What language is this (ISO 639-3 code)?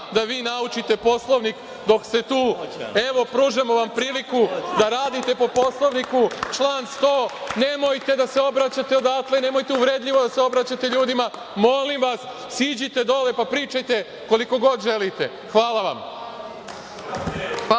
srp